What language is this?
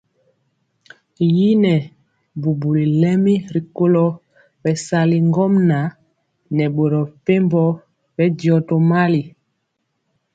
Mpiemo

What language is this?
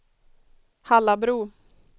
Swedish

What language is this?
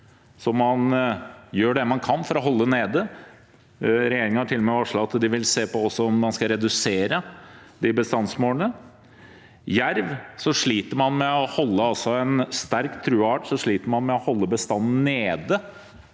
Norwegian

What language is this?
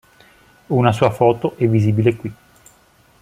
Italian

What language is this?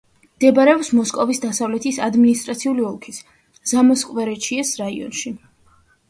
Georgian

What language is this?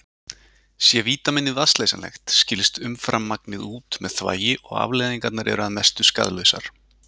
Icelandic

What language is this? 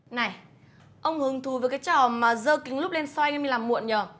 Vietnamese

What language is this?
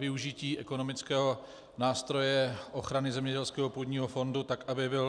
Czech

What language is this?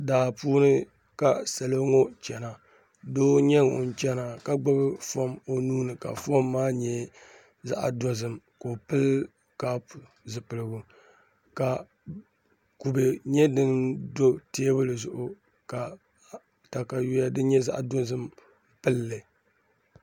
Dagbani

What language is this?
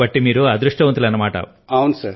Telugu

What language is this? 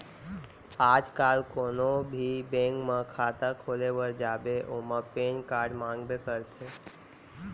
Chhattisgarhi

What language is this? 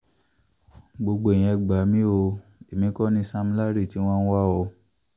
Yoruba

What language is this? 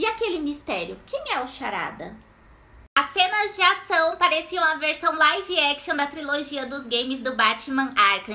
Portuguese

